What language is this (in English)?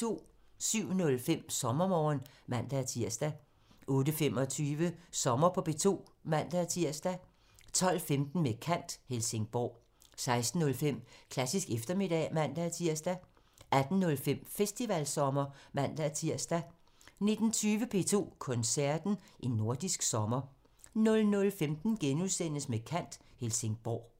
Danish